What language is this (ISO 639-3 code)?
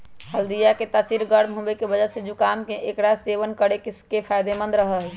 mag